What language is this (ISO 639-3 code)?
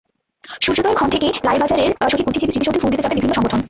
ben